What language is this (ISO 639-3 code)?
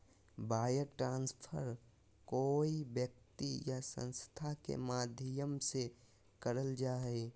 mag